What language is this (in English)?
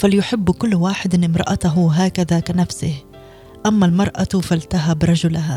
Arabic